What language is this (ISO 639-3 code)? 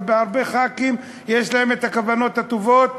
heb